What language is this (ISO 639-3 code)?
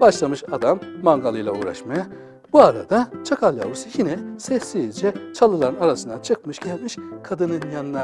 tur